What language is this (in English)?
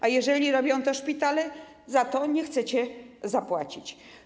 Polish